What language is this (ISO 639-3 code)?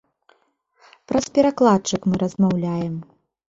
bel